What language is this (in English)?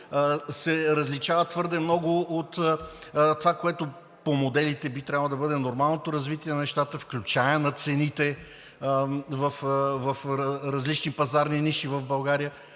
Bulgarian